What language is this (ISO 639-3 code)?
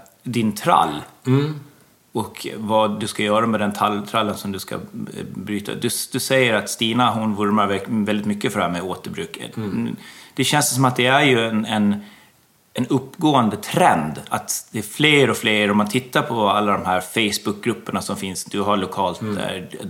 swe